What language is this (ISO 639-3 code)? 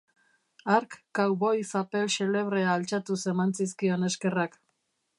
eus